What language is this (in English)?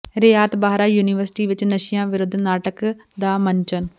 Punjabi